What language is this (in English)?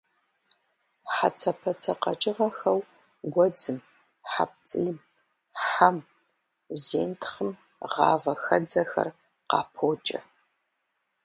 Kabardian